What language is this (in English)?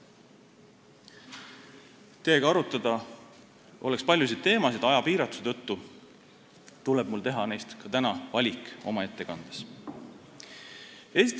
Estonian